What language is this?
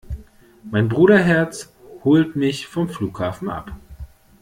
German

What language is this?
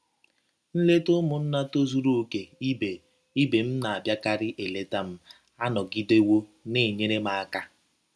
Igbo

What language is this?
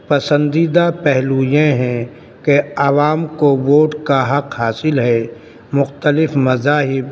Urdu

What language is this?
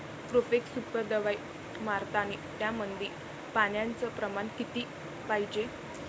Marathi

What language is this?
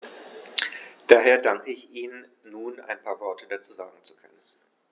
German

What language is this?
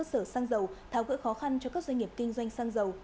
Vietnamese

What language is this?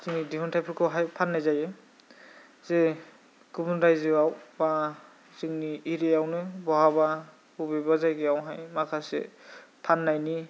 Bodo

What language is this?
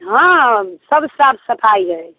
Maithili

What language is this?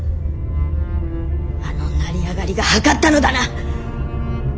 Japanese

